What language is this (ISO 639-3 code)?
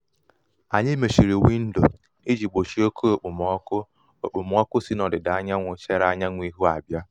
ibo